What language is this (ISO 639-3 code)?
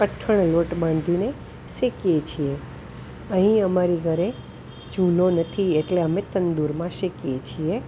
guj